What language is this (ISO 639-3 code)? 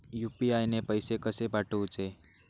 mar